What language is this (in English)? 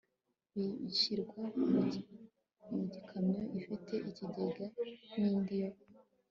Kinyarwanda